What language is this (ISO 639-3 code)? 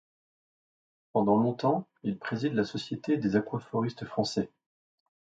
fra